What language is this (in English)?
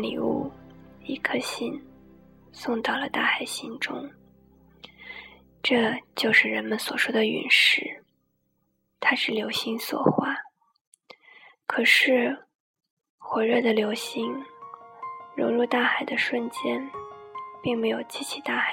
Chinese